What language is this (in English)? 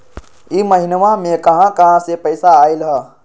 Magahi